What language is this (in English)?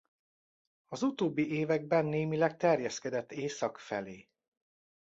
Hungarian